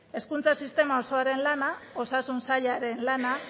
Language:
Basque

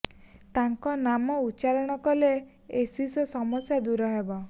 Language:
Odia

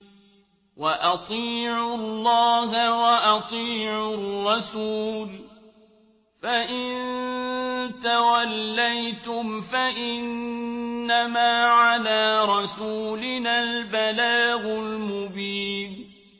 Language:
Arabic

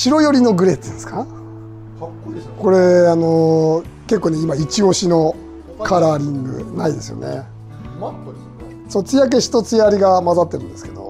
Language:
Japanese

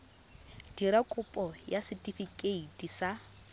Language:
Tswana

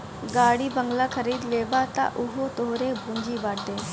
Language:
Bhojpuri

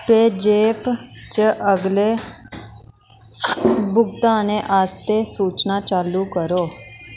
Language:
Dogri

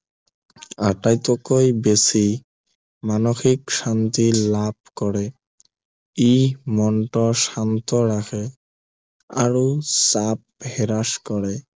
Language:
Assamese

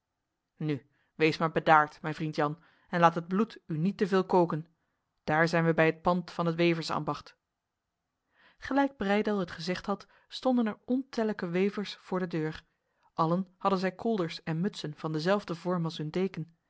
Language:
Dutch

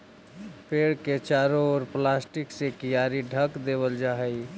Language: Magahi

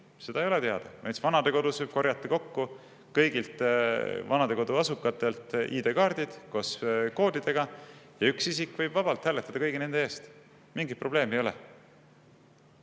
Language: Estonian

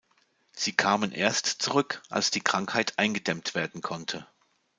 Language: German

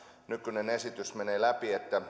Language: Finnish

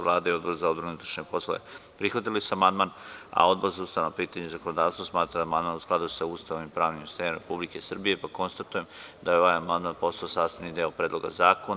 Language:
Serbian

